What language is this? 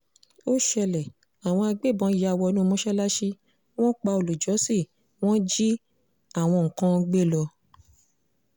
Yoruba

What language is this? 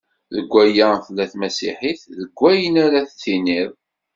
Kabyle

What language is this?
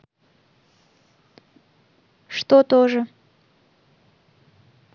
Russian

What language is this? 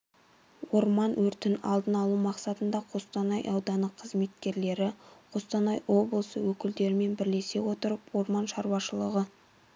Kazakh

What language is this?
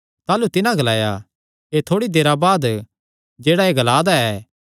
Kangri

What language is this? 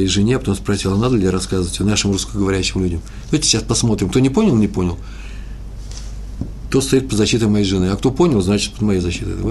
Russian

